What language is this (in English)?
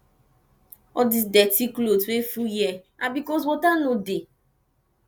Nigerian Pidgin